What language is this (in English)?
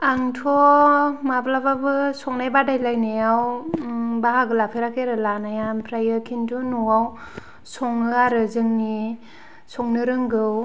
Bodo